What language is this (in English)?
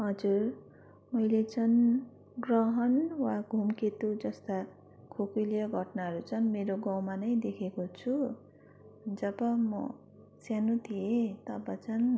Nepali